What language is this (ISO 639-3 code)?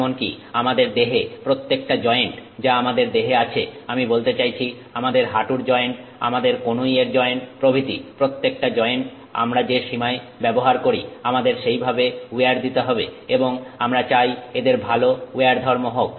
ben